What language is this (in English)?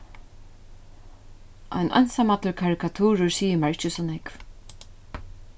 Faroese